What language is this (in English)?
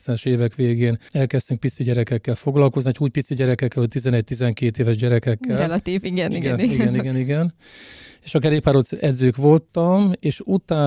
Hungarian